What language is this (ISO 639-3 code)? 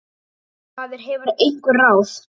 isl